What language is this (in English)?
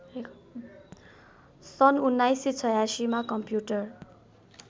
Nepali